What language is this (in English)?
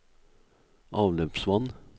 Norwegian